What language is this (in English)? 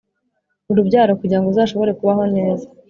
Kinyarwanda